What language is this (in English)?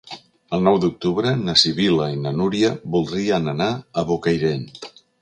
Catalan